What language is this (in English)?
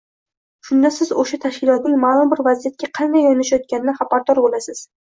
Uzbek